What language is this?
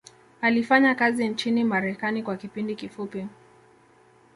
Swahili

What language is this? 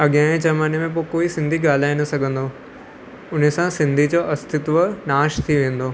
Sindhi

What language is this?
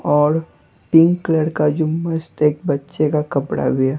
Hindi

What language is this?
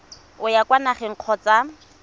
Tswana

